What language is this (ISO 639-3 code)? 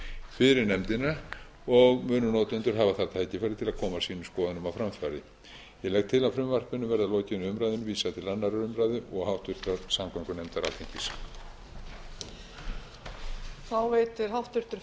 isl